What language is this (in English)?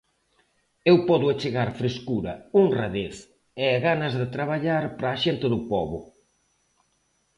Galician